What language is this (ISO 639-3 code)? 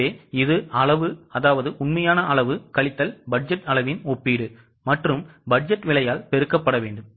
tam